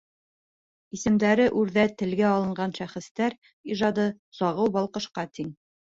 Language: Bashkir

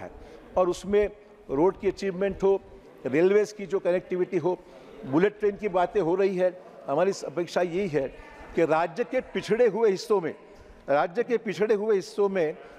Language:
Hindi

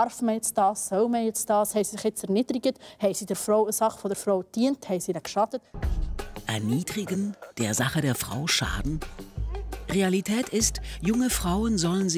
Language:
German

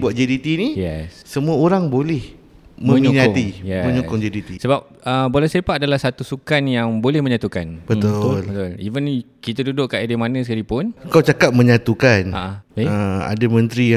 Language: Malay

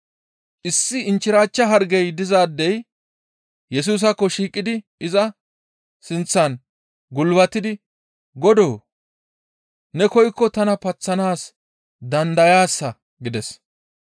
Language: Gamo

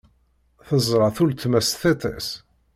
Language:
Kabyle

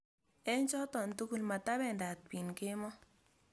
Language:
Kalenjin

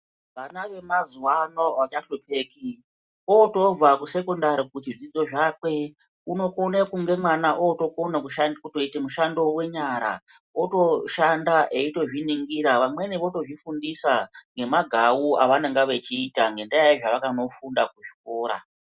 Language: Ndau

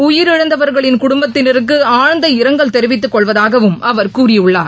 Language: Tamil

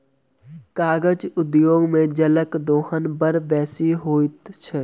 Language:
Maithili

